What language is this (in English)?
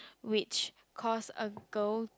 English